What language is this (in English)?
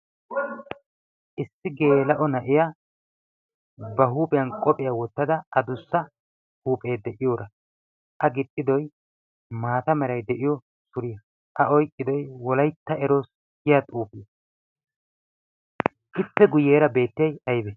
Wolaytta